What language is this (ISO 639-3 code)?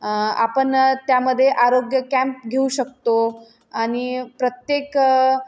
mar